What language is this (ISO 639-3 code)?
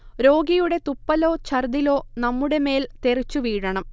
mal